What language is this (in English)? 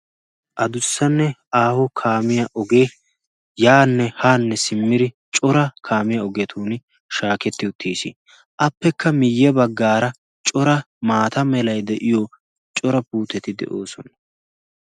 Wolaytta